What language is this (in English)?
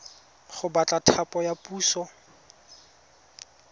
Tswana